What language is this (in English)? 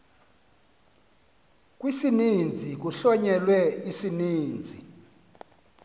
Xhosa